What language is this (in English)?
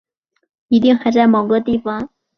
Chinese